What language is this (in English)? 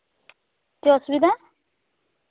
Santali